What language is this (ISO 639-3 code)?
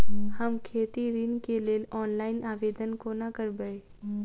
mai